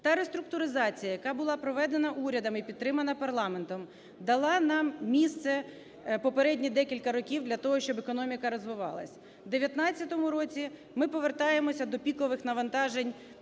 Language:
Ukrainian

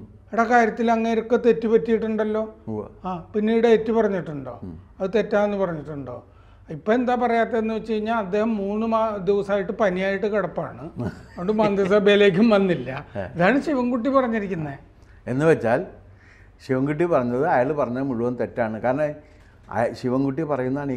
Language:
Malayalam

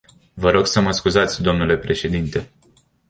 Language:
Romanian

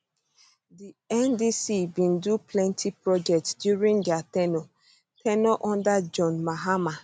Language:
Nigerian Pidgin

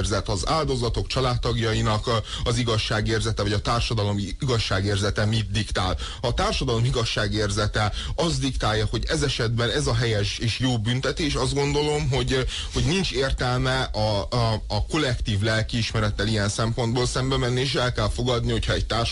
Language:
Hungarian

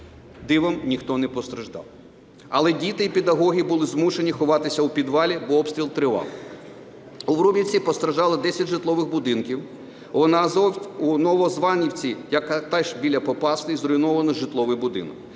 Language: Ukrainian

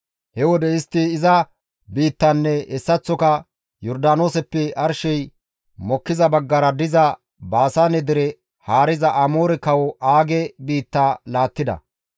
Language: Gamo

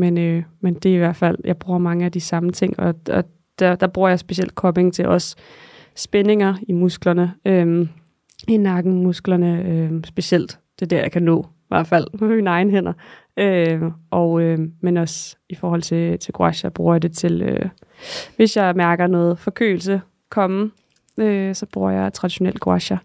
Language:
Danish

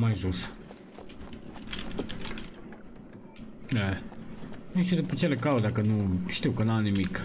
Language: Romanian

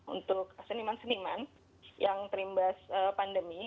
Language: Indonesian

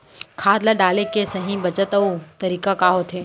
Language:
Chhattisgarhi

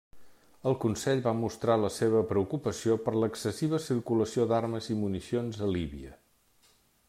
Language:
Catalan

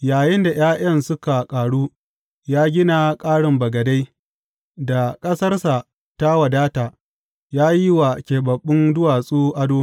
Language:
Hausa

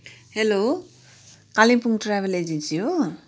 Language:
Nepali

